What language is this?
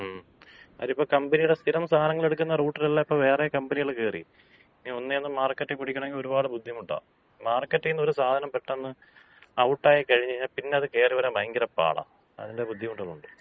Malayalam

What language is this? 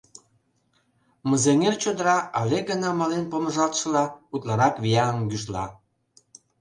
Mari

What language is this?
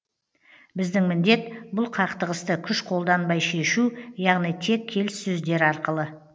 Kazakh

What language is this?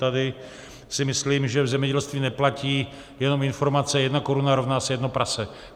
Czech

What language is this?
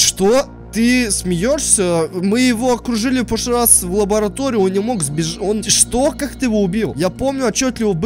Russian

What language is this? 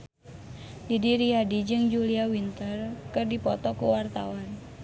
Sundanese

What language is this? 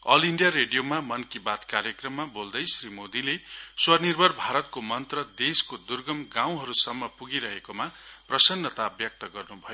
Nepali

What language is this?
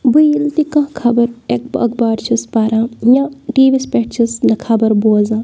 Kashmiri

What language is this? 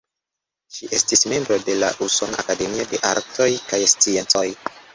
Esperanto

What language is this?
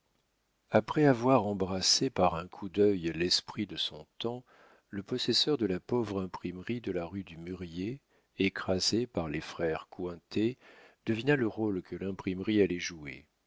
French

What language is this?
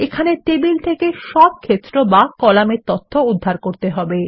Bangla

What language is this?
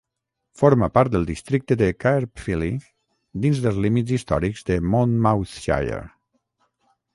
Catalan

